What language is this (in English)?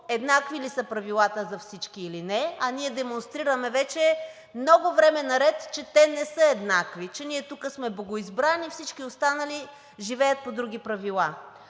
Bulgarian